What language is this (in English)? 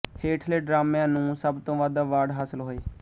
Punjabi